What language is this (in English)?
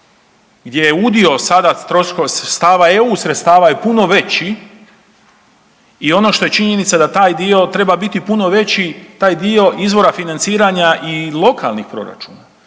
Croatian